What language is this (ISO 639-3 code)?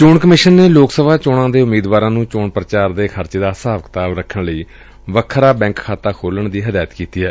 pan